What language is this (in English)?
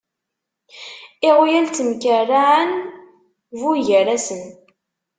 Kabyle